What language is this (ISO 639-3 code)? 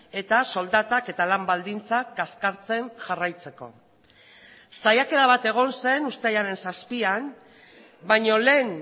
eus